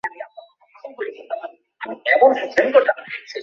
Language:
Bangla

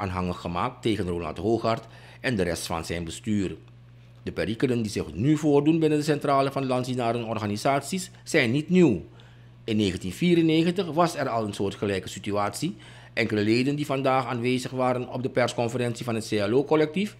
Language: Dutch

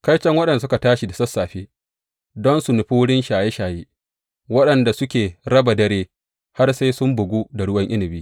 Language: Hausa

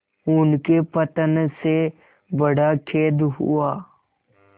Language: Hindi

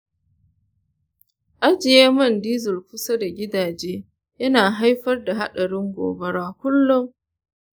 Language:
Hausa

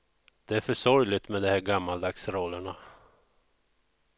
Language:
Swedish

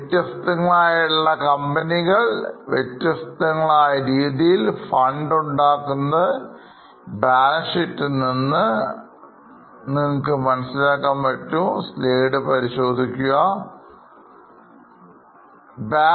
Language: Malayalam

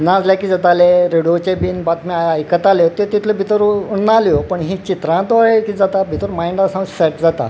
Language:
Konkani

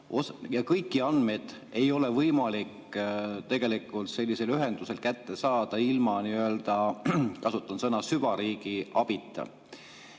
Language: Estonian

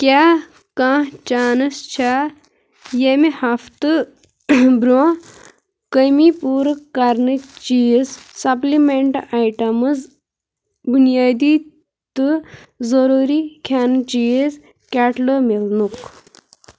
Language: Kashmiri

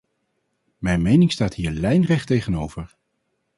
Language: Dutch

